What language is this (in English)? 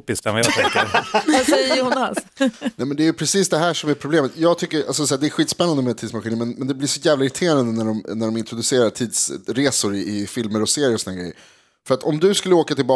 Swedish